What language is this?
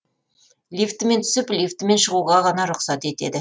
Kazakh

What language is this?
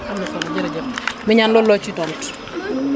Wolof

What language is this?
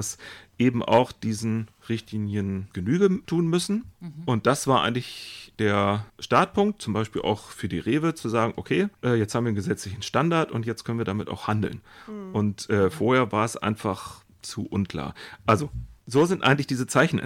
German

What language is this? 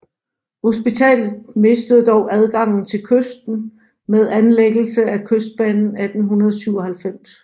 Danish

